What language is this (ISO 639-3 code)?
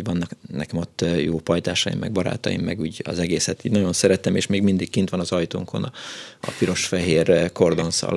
hun